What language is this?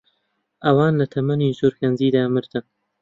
Central Kurdish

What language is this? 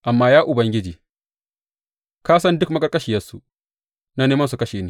Hausa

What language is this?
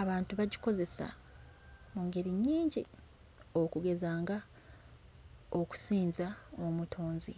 Ganda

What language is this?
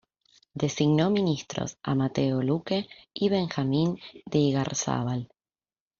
Spanish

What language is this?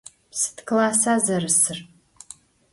Adyghe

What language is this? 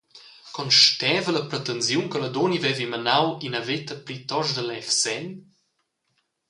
Romansh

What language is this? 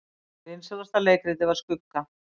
Icelandic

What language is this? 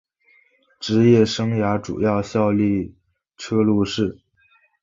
Chinese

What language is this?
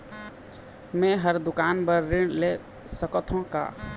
Chhattisgarhi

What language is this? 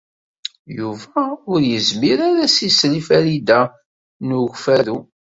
Kabyle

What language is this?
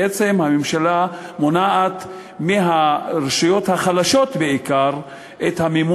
Hebrew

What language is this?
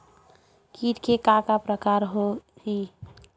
Chhattisgarhi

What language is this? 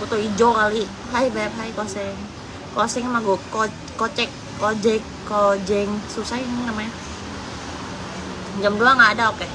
Indonesian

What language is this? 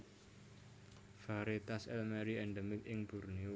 Javanese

